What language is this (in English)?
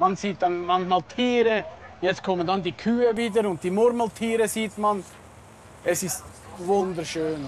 German